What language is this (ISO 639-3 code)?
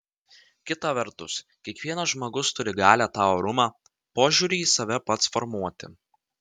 lit